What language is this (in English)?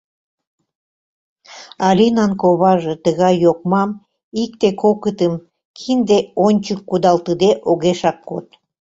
Mari